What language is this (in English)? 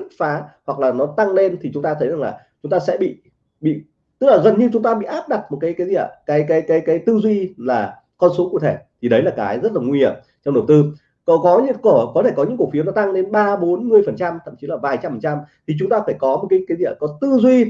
Vietnamese